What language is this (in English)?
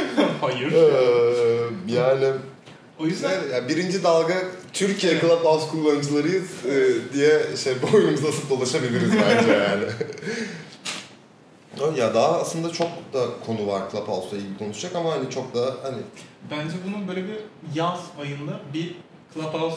Turkish